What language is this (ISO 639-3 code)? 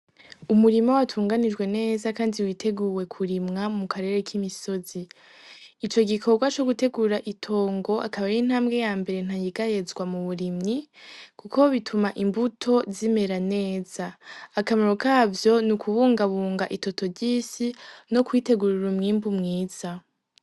run